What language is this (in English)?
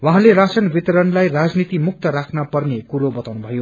Nepali